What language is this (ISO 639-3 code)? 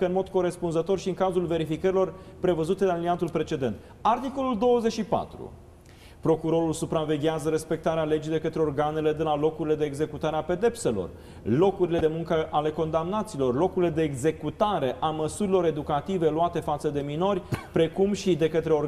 ron